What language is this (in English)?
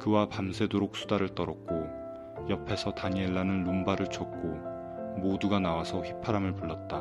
Korean